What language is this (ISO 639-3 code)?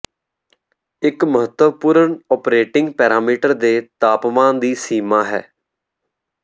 pan